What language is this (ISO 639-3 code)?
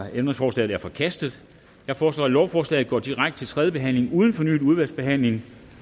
dan